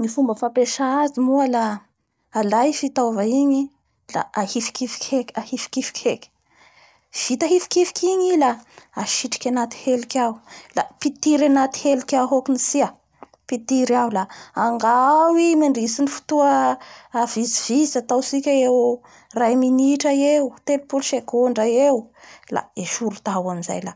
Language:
Bara Malagasy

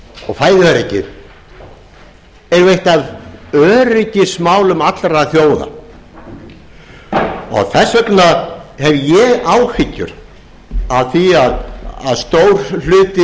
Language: Icelandic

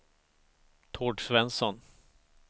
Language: Swedish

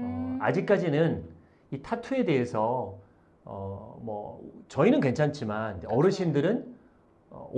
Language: Korean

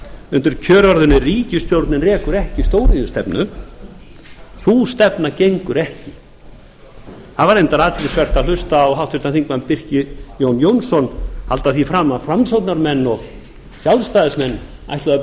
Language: Icelandic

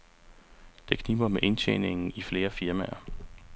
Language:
Danish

